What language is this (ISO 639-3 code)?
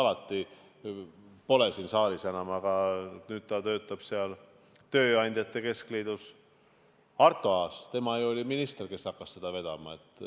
est